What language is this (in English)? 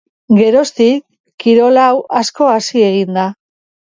Basque